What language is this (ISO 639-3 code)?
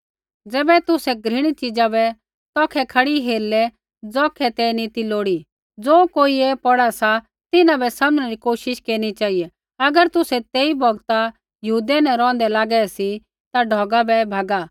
kfx